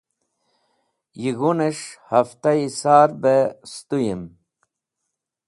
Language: Wakhi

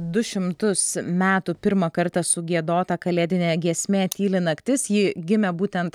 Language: Lithuanian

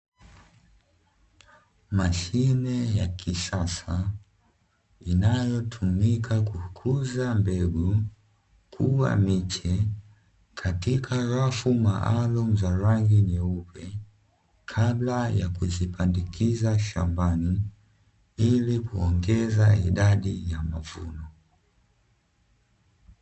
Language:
Swahili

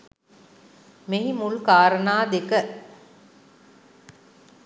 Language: Sinhala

